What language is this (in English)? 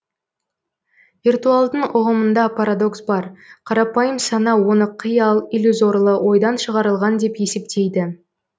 Kazakh